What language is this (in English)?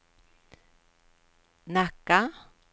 Swedish